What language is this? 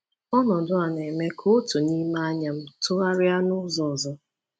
Igbo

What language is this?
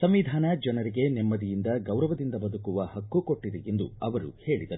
Kannada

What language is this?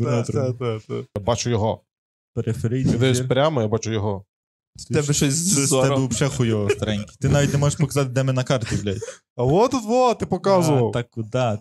Ukrainian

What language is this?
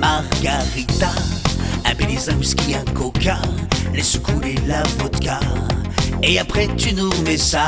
French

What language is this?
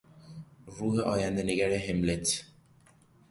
Persian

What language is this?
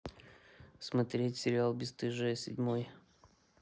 Russian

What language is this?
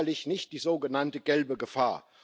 German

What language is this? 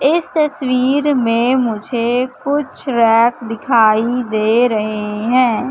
Hindi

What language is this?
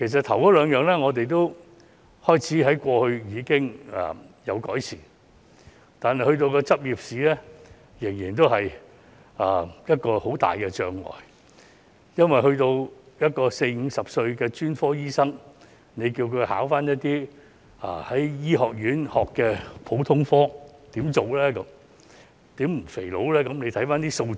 Cantonese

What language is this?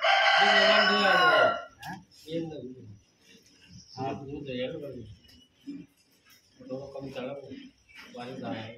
Thai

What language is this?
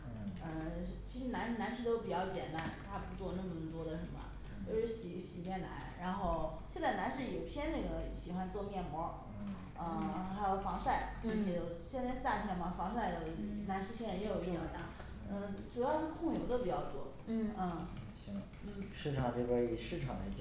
Chinese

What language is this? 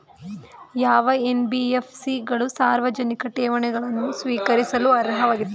Kannada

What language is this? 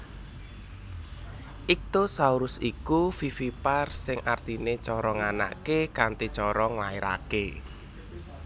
Javanese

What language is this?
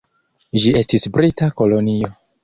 Esperanto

